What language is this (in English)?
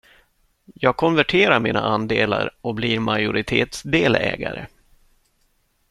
Swedish